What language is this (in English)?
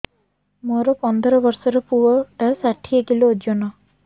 Odia